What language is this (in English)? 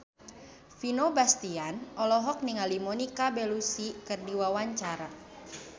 Sundanese